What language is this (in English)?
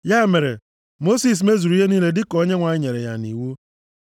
Igbo